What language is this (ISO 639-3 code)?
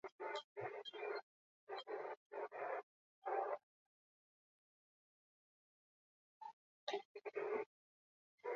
eus